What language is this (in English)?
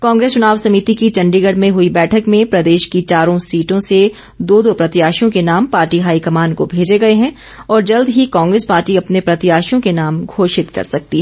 Hindi